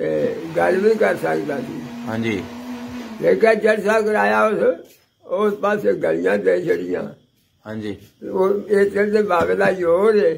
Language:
Punjabi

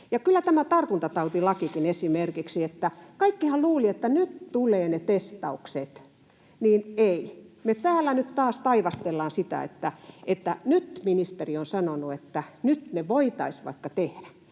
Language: Finnish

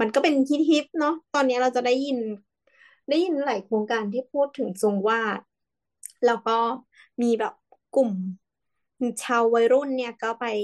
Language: Thai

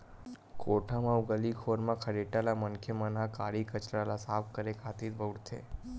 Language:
Chhattisgarhi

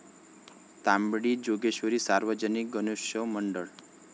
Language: Marathi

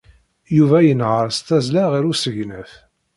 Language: Kabyle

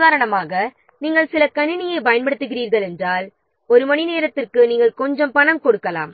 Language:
Tamil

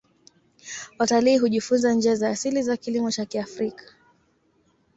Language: Swahili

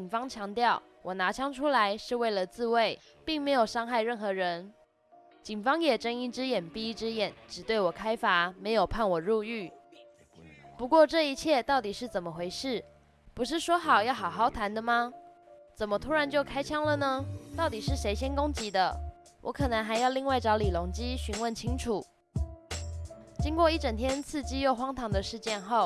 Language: Chinese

